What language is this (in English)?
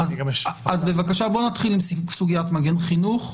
Hebrew